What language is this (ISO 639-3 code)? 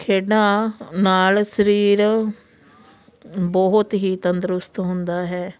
pan